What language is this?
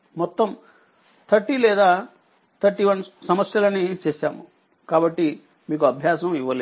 Telugu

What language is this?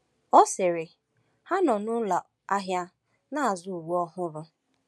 Igbo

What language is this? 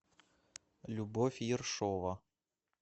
Russian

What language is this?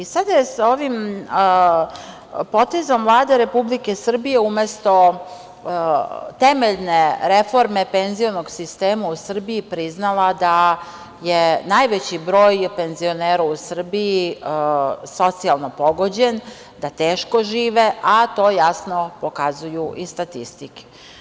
Serbian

